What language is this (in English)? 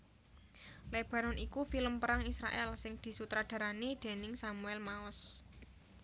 Javanese